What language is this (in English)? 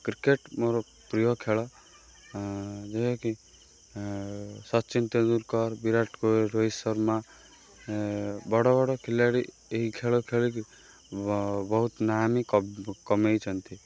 Odia